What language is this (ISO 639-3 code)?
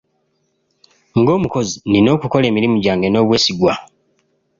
lug